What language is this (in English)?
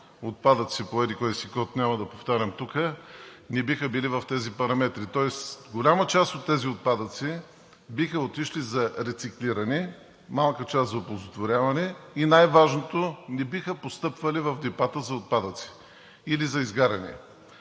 Bulgarian